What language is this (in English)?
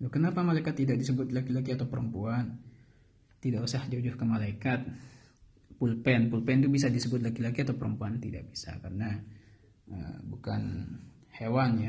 Indonesian